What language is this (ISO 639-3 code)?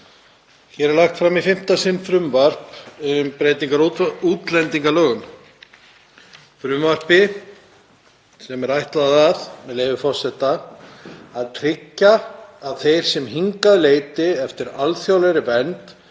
isl